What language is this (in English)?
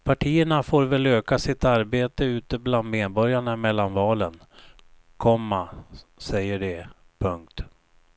Swedish